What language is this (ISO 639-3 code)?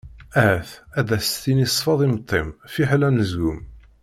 kab